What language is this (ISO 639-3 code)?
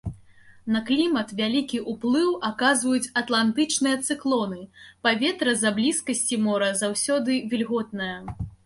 bel